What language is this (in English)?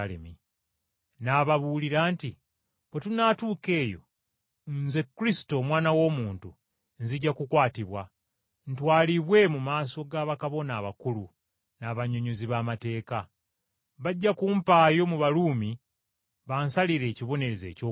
Ganda